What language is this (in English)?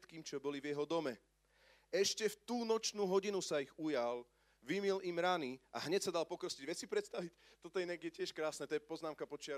Slovak